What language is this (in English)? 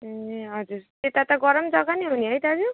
Nepali